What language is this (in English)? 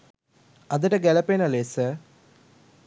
Sinhala